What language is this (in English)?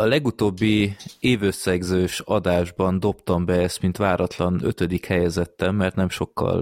Hungarian